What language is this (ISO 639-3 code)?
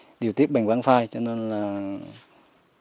vie